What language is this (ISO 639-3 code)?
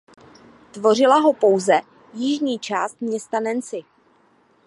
ces